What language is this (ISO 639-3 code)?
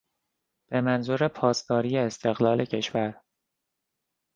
fas